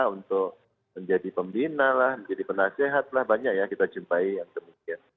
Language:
Indonesian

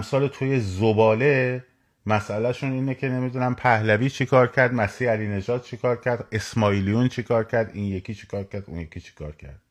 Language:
Persian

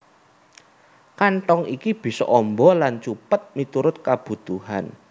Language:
Javanese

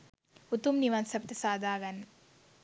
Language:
Sinhala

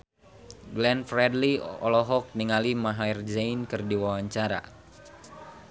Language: Sundanese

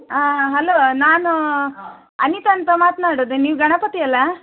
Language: Kannada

